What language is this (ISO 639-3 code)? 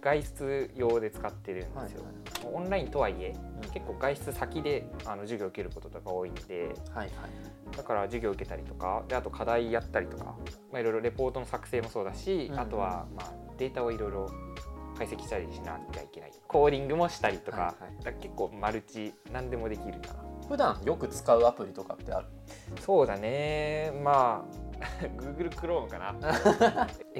jpn